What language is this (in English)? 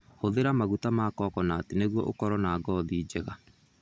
Kikuyu